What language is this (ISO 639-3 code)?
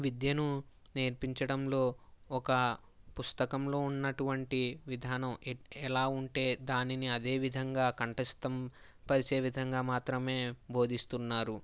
tel